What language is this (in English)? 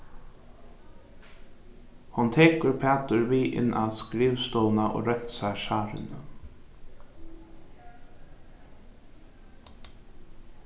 Faroese